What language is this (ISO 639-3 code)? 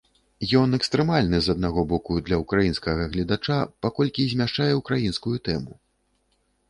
bel